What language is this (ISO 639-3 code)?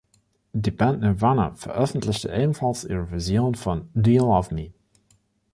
deu